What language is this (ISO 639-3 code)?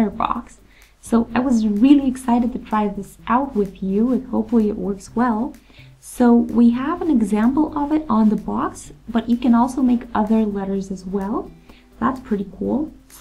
eng